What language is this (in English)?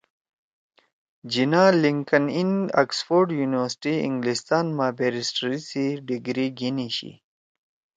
Torwali